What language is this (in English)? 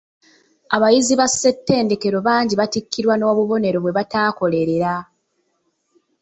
Ganda